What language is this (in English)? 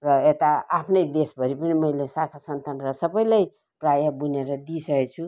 Nepali